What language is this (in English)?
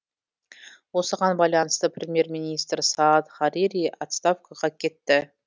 Kazakh